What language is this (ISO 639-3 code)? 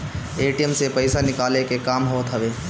bho